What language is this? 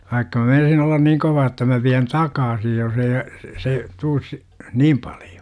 Finnish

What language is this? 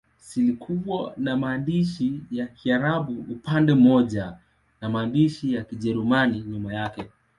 Swahili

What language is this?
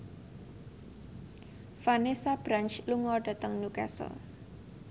Javanese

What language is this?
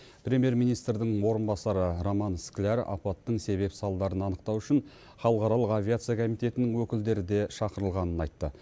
Kazakh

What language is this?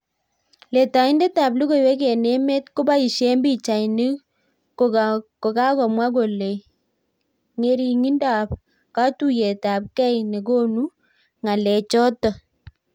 Kalenjin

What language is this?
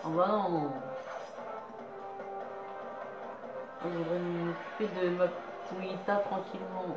French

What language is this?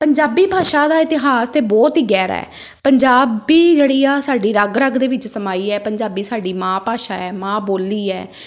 Punjabi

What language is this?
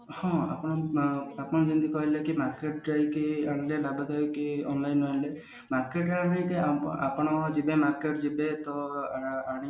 Odia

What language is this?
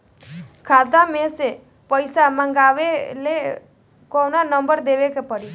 Bhojpuri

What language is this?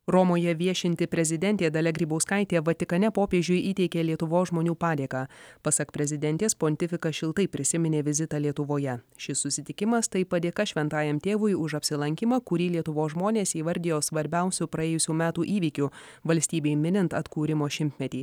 Lithuanian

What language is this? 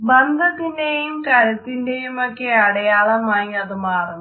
Malayalam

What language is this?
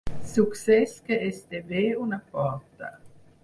Catalan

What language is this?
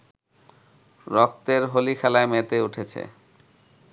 Bangla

